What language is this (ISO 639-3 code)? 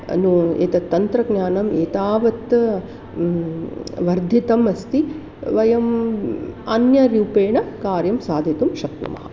san